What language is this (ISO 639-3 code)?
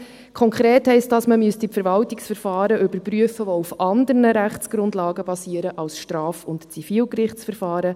gsw